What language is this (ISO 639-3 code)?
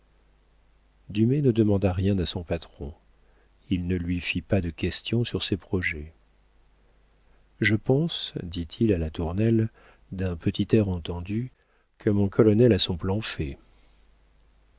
fra